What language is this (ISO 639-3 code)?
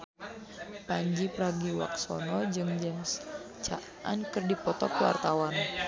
sun